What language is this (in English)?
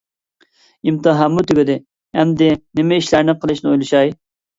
Uyghur